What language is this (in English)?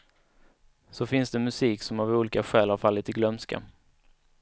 Swedish